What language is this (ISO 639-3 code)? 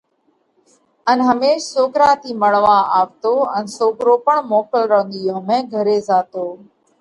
kvx